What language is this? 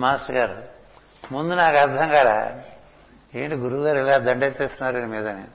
Telugu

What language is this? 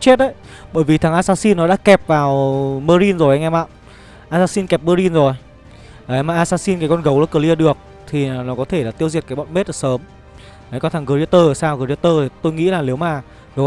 Vietnamese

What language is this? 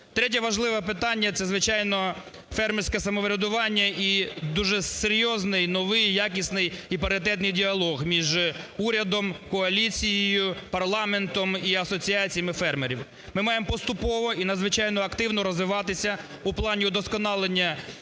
Ukrainian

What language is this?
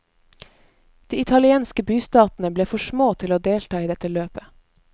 Norwegian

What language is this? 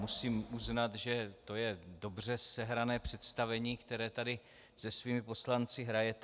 Czech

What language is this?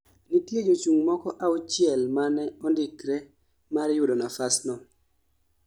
Luo (Kenya and Tanzania)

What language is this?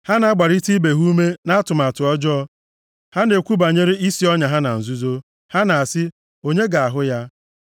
Igbo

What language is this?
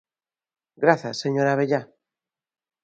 Galician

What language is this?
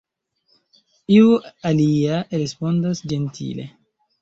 Esperanto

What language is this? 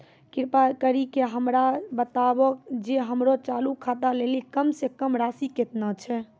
Maithili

